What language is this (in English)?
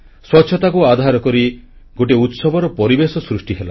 Odia